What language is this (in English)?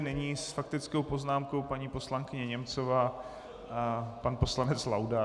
Czech